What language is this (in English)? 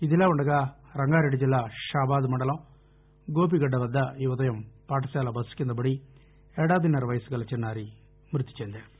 Telugu